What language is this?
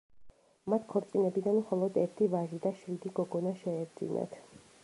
Georgian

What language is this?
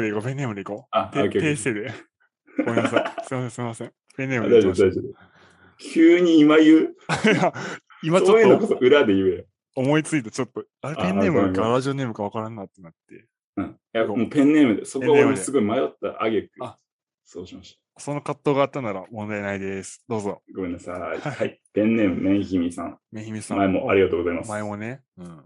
Japanese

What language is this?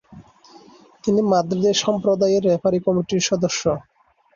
Bangla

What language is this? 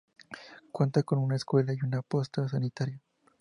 Spanish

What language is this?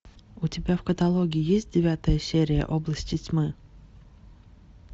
Russian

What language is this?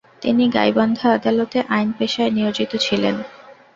Bangla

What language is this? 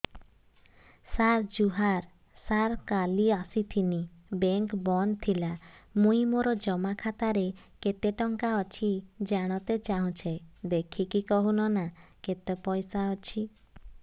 Odia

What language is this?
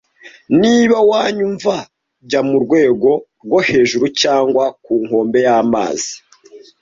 Kinyarwanda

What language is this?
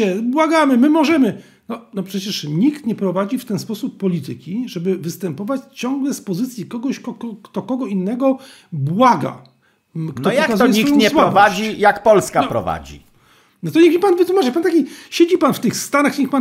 Polish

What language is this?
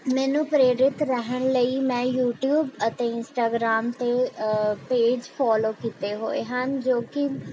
Punjabi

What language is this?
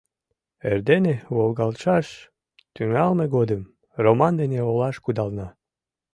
Mari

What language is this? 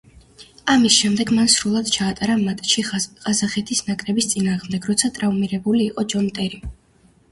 Georgian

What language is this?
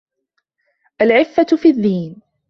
Arabic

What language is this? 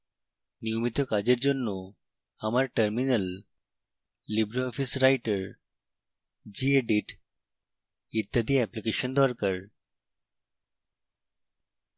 Bangla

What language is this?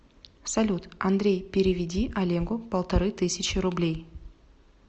Russian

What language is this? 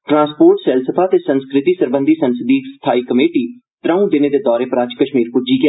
Dogri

